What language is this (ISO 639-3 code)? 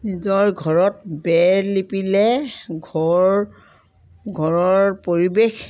asm